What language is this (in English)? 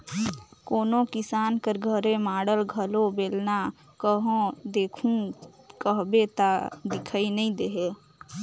Chhattisgarhi